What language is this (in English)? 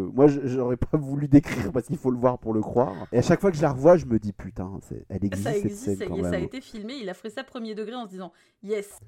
French